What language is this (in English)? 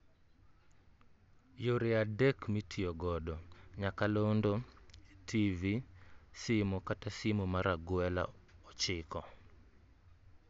Luo (Kenya and Tanzania)